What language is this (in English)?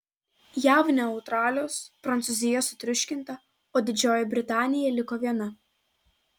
Lithuanian